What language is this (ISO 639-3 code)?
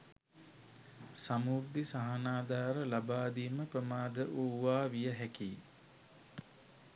sin